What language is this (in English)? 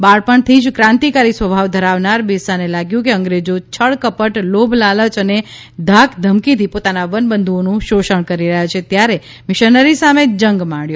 Gujarati